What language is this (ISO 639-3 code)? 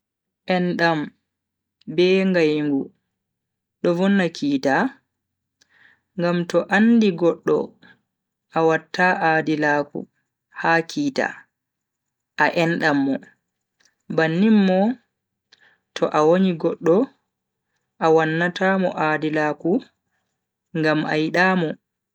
fui